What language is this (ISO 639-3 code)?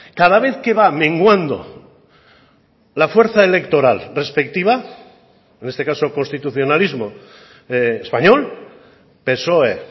spa